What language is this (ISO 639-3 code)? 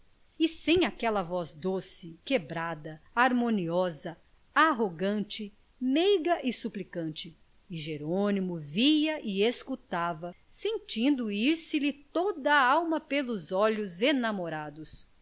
por